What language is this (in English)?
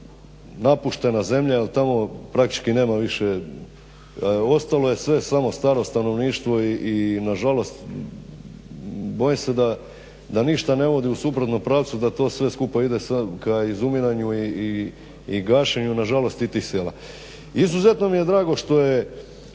Croatian